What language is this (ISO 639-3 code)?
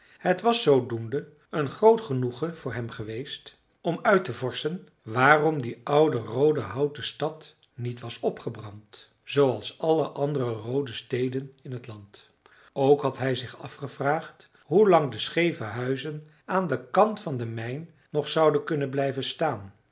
nld